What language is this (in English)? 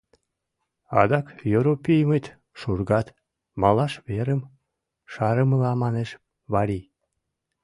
Mari